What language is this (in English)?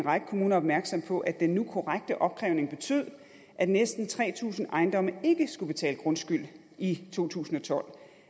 Danish